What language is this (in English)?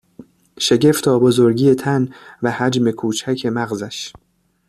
Persian